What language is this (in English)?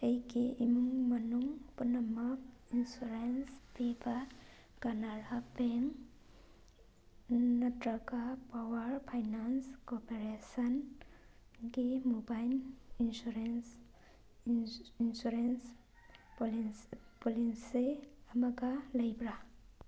Manipuri